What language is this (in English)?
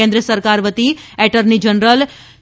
Gujarati